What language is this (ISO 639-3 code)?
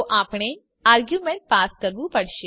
guj